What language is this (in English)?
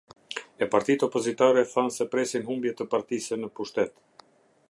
Albanian